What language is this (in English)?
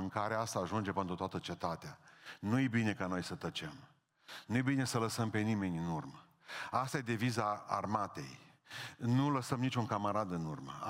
Romanian